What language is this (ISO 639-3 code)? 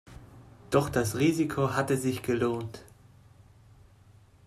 deu